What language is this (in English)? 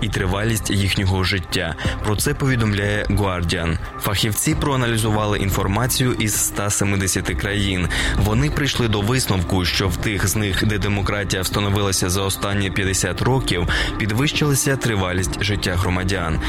Ukrainian